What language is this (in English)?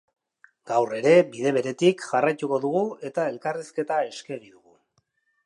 Basque